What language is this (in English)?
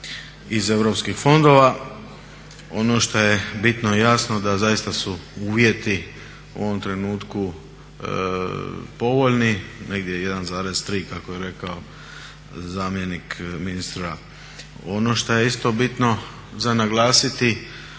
Croatian